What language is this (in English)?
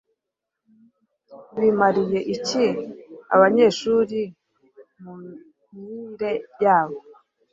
Kinyarwanda